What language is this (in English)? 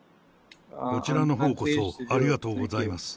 Japanese